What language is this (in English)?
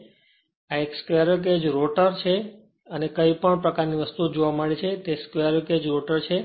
Gujarati